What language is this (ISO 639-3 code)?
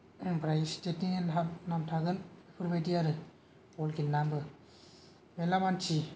brx